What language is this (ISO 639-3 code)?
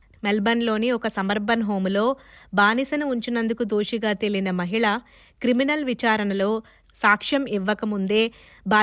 tel